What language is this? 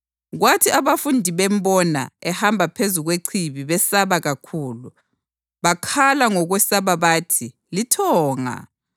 North Ndebele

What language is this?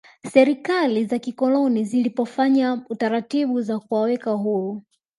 Swahili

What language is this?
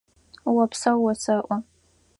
Adyghe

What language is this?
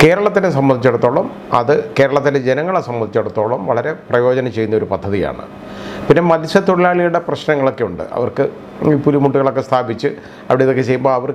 Thai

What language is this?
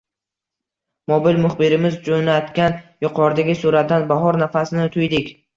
Uzbek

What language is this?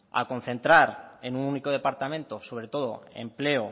Spanish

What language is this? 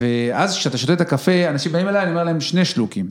Hebrew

